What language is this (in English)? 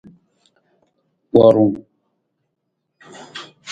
Nawdm